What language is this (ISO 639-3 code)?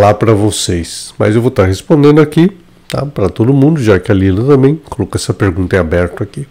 por